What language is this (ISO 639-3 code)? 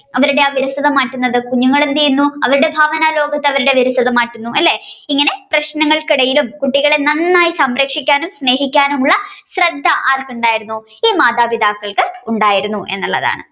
mal